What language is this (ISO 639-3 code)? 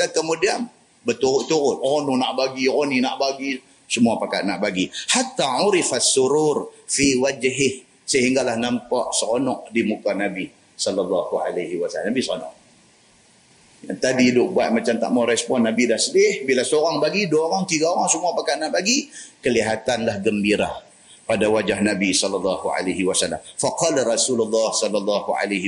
msa